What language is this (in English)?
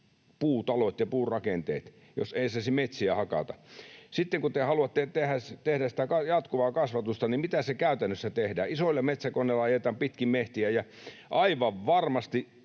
Finnish